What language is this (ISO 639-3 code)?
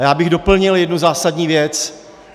ces